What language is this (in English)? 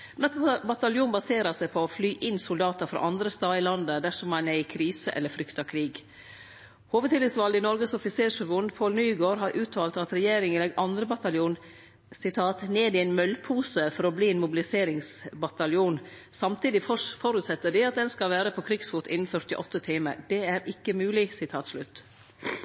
Norwegian Nynorsk